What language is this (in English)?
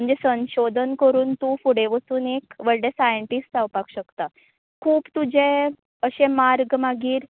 Konkani